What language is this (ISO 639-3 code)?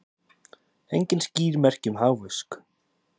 isl